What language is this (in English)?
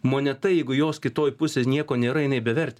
Lithuanian